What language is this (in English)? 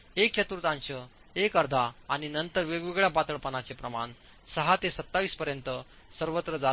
Marathi